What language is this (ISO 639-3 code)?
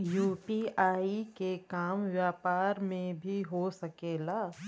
bho